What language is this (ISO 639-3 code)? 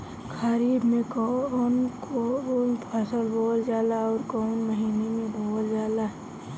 bho